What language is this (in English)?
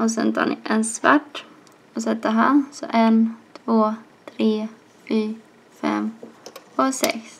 Swedish